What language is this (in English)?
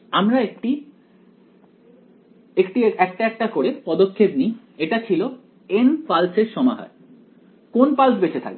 Bangla